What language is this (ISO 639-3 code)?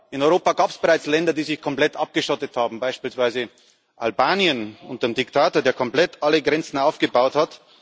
deu